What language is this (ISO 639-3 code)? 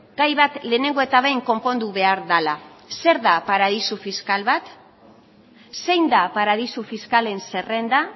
eus